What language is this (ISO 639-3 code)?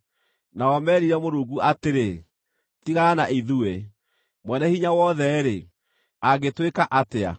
kik